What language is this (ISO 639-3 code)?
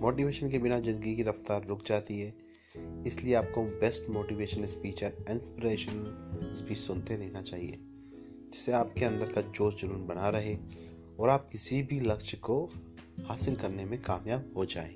hin